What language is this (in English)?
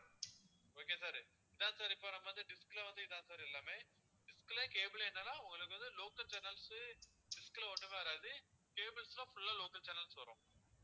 Tamil